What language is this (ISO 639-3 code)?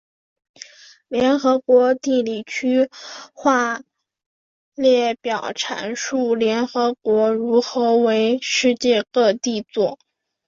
zho